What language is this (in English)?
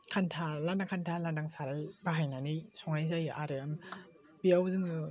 Bodo